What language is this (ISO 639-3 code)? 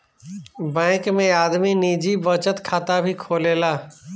bho